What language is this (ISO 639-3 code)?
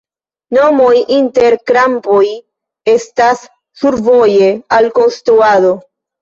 epo